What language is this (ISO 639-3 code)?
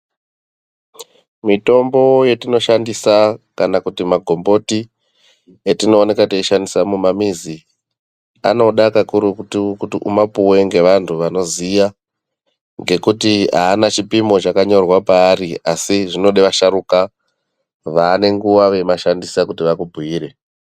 ndc